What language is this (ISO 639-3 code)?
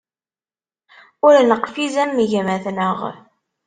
kab